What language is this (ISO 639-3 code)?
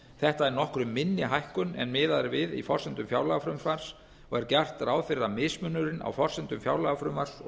isl